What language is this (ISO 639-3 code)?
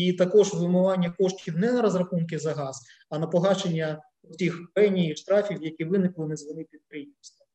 ukr